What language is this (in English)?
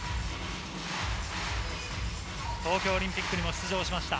Japanese